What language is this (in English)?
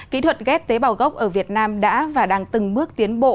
Vietnamese